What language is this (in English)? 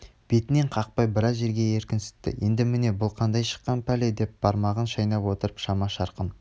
Kazakh